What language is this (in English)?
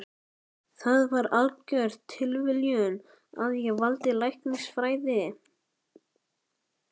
Icelandic